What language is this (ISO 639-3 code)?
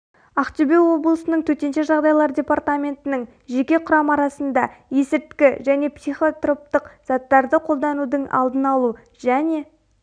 kaz